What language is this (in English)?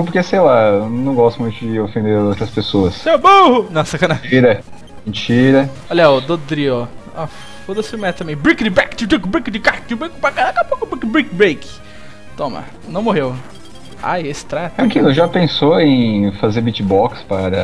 Portuguese